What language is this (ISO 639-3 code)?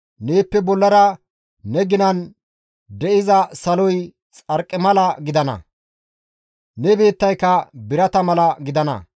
gmv